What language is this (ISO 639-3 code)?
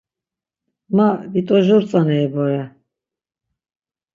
lzz